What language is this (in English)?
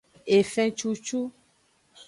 Aja (Benin)